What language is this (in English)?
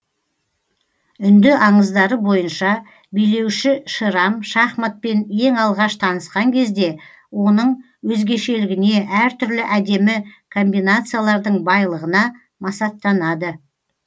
Kazakh